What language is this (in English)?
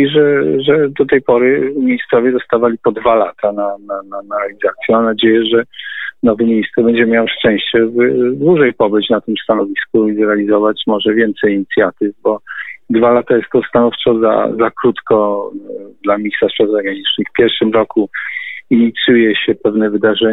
Polish